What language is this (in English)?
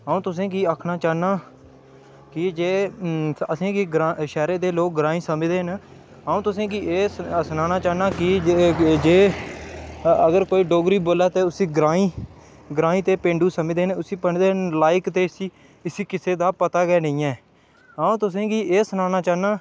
Dogri